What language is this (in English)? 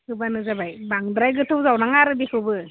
Bodo